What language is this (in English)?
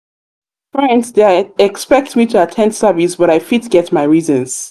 Nigerian Pidgin